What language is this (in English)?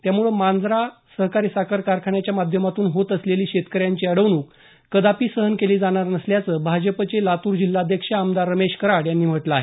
Marathi